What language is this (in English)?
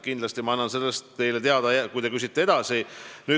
Estonian